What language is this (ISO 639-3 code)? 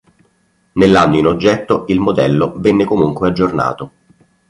ita